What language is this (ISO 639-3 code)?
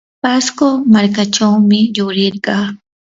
qur